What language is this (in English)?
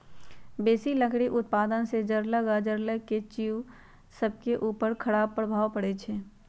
Magahi